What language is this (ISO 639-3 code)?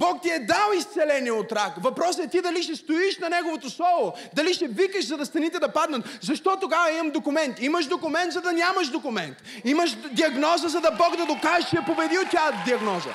bul